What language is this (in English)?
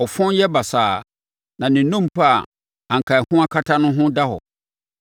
Akan